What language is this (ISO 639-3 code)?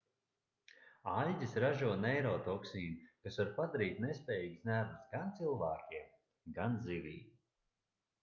lav